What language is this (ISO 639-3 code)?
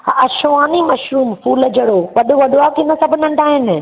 snd